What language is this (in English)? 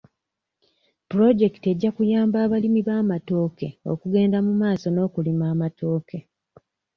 Ganda